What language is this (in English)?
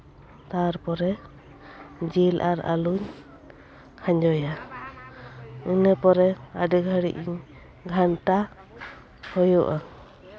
Santali